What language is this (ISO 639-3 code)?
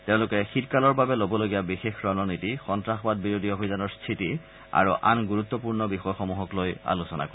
asm